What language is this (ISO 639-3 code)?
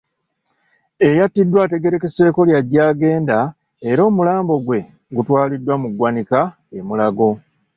lug